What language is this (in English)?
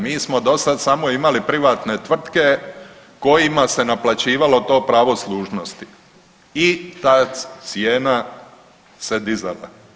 Croatian